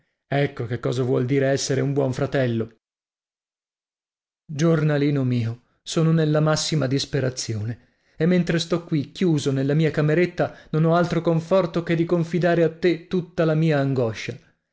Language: Italian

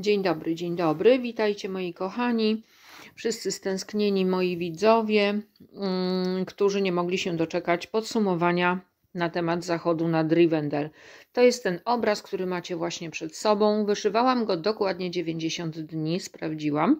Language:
Polish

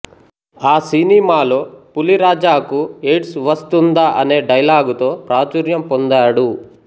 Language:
Telugu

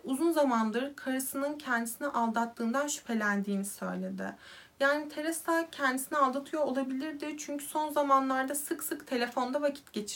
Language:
Turkish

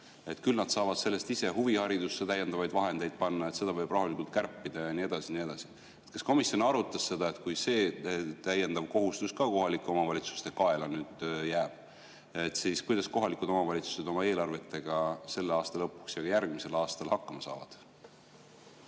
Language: Estonian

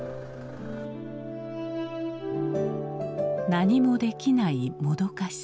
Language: Japanese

